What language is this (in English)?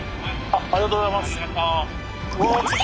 Japanese